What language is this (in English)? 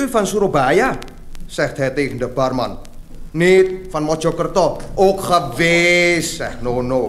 Dutch